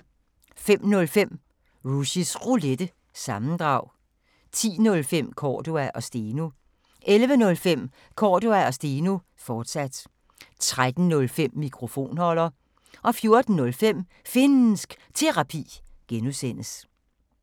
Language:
Danish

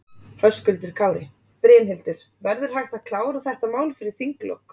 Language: Icelandic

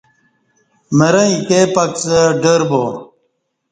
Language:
Kati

